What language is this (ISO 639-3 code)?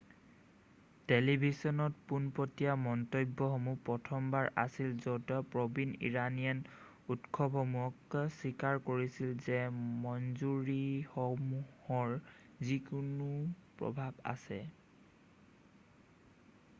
asm